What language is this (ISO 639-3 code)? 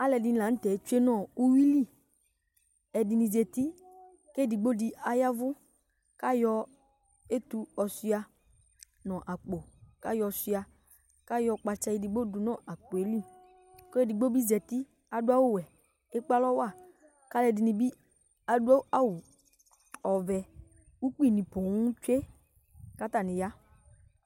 kpo